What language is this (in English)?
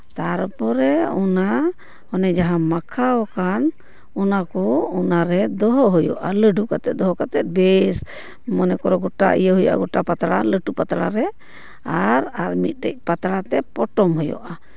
Santali